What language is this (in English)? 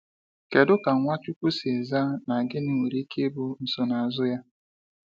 Igbo